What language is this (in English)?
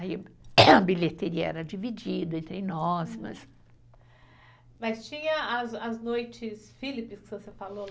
Portuguese